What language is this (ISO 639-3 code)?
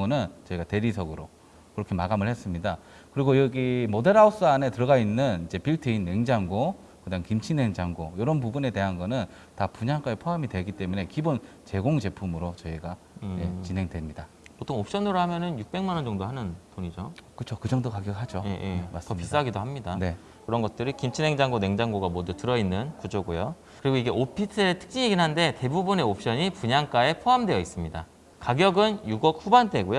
kor